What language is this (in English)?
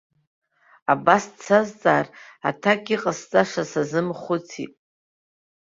Abkhazian